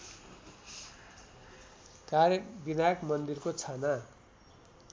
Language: Nepali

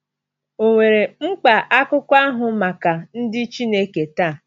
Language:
Igbo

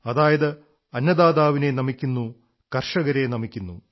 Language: Malayalam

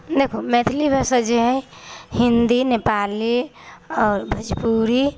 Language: Maithili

